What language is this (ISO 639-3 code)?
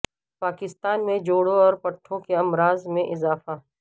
urd